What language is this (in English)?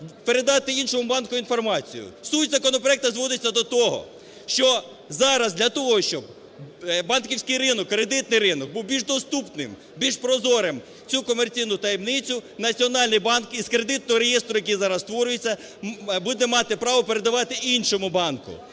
Ukrainian